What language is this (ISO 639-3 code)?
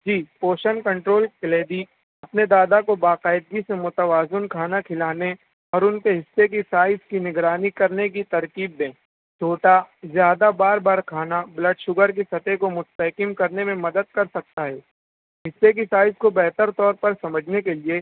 urd